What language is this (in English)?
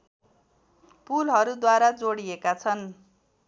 Nepali